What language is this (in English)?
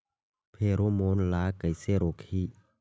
Chhattisgarhi